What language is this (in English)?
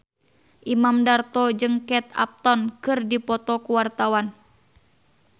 Sundanese